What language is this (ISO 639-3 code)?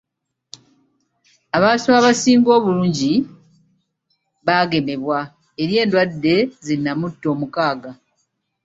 lug